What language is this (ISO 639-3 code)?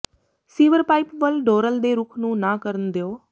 pan